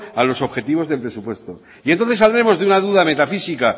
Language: Spanish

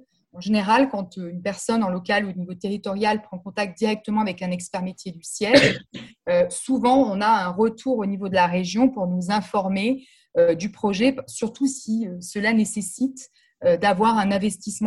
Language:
French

